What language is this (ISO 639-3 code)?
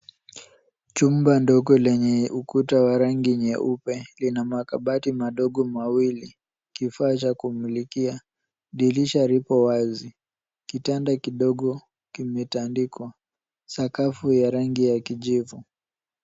swa